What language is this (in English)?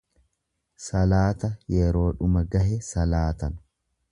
Oromo